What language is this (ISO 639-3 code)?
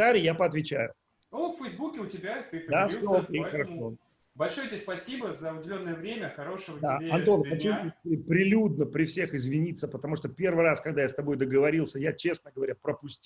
rus